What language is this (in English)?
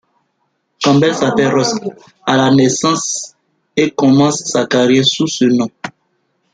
French